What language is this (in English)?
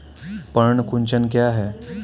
Hindi